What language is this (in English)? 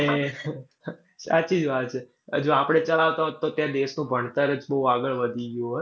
Gujarati